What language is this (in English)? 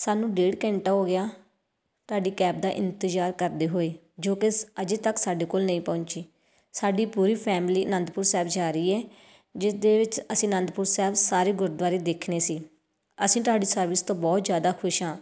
Punjabi